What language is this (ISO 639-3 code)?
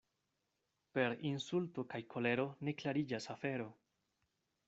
epo